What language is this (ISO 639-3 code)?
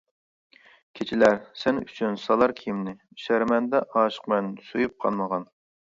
uig